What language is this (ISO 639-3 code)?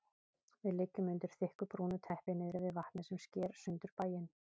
isl